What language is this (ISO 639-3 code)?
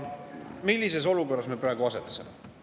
est